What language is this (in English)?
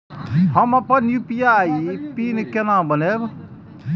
Maithili